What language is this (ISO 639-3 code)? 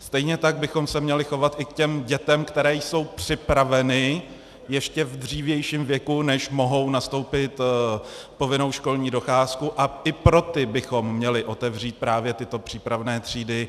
ces